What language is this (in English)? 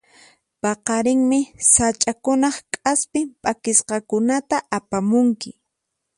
Puno Quechua